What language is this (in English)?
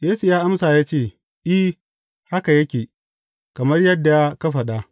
Hausa